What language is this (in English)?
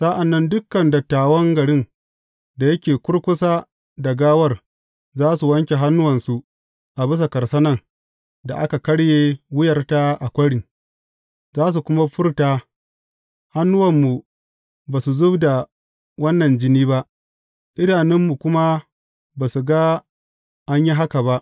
Hausa